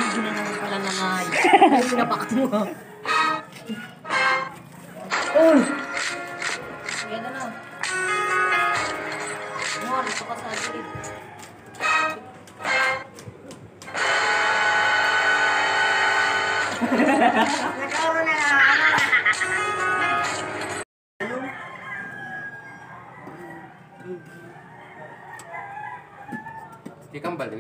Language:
Romanian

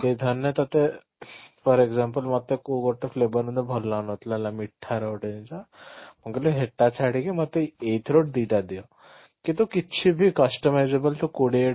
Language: Odia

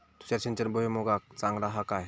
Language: Marathi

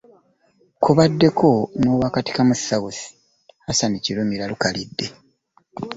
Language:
Ganda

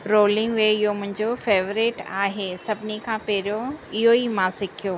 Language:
Sindhi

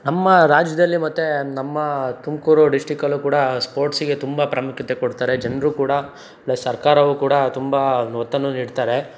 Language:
Kannada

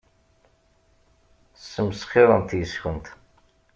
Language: Kabyle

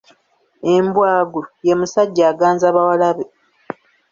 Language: Ganda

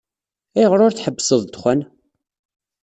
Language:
Kabyle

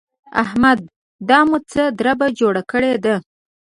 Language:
Pashto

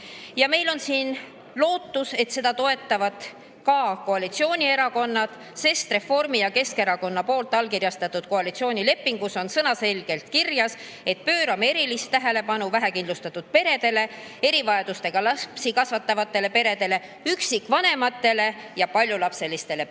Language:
Estonian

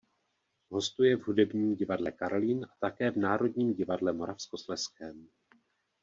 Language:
Czech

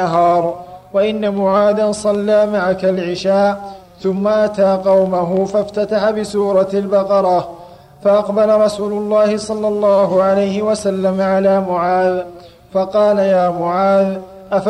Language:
Arabic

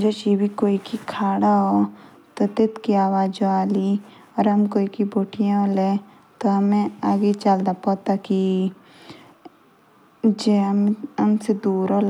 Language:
Jaunsari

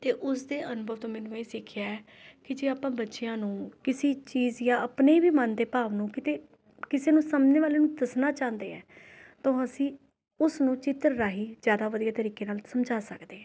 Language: Punjabi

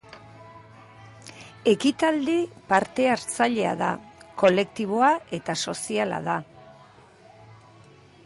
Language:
Basque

